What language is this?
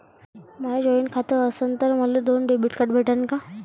Marathi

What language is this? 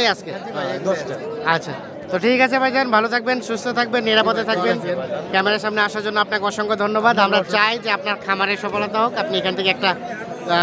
Bangla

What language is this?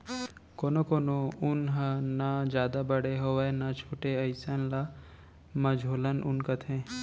Chhattisgarhi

